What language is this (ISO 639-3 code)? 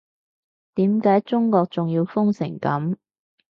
yue